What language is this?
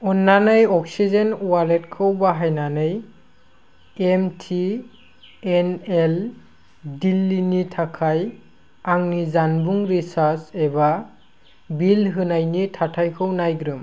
Bodo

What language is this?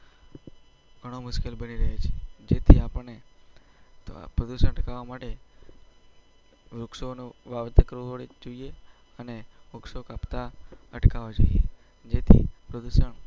Gujarati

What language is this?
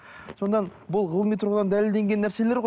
Kazakh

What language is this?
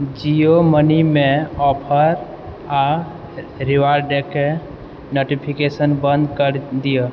Maithili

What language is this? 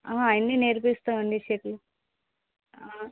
Telugu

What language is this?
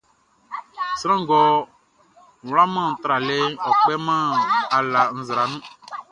Baoulé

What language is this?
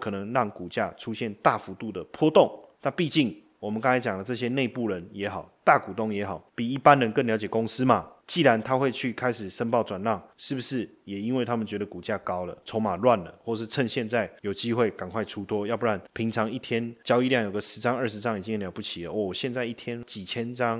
Chinese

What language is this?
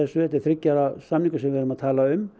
Icelandic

